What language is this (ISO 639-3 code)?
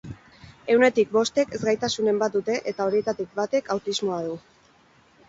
eus